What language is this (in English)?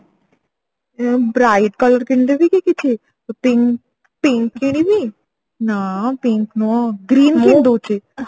Odia